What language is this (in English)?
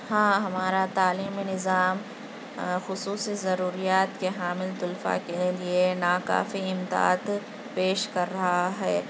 Urdu